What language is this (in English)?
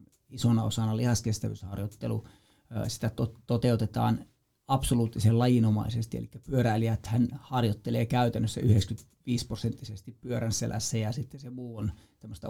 Finnish